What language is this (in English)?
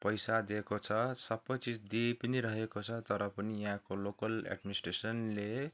Nepali